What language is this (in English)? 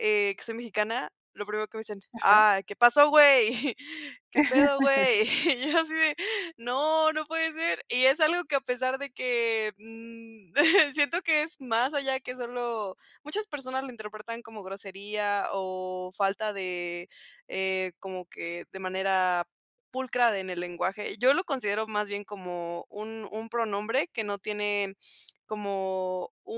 Spanish